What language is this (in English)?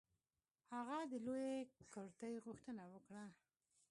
Pashto